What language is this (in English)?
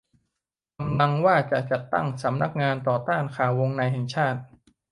Thai